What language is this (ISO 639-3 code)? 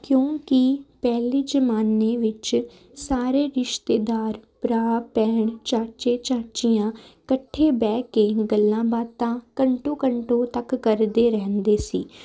pan